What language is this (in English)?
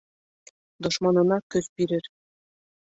Bashkir